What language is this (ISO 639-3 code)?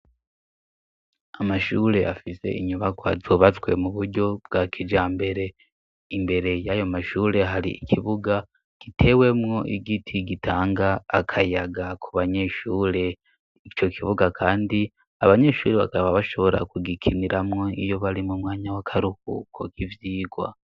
run